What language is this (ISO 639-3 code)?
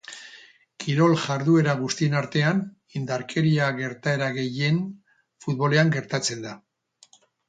eus